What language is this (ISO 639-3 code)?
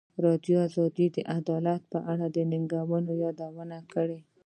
pus